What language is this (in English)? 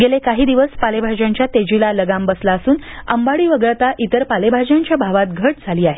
Marathi